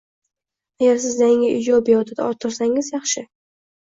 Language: Uzbek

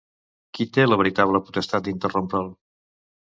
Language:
Catalan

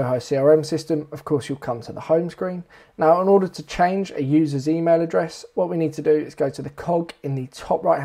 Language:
English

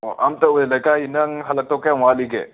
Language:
Manipuri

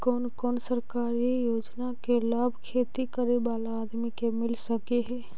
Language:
Magahi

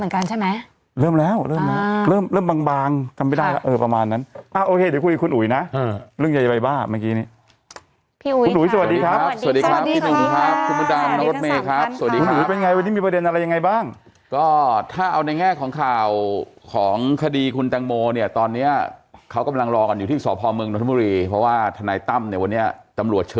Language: Thai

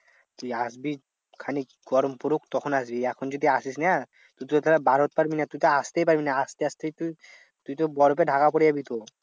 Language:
Bangla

